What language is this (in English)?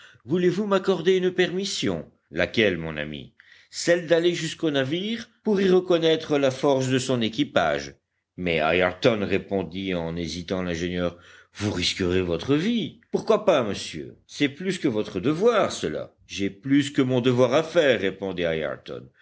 French